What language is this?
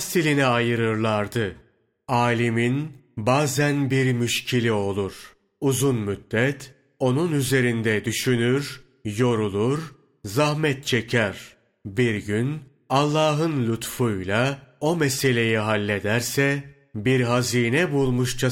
Turkish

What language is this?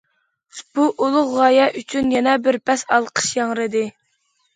Uyghur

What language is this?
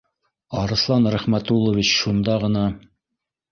Bashkir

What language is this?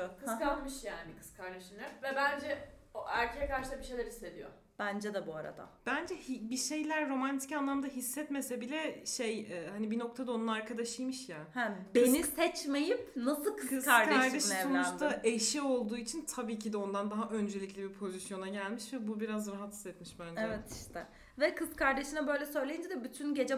Turkish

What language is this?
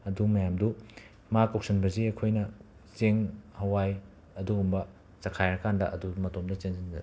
Manipuri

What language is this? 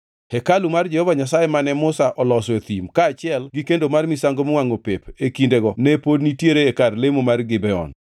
Luo (Kenya and Tanzania)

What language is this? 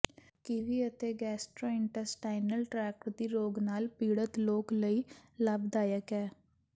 Punjabi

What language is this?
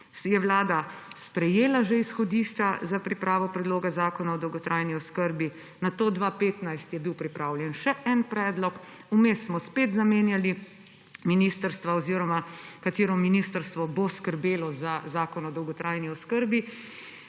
Slovenian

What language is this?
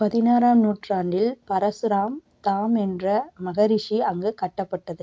Tamil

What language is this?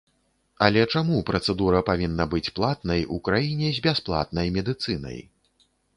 Belarusian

